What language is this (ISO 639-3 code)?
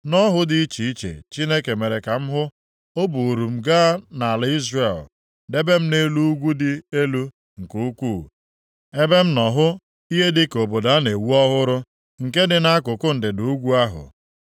ibo